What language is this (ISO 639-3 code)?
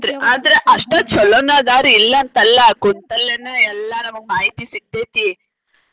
kan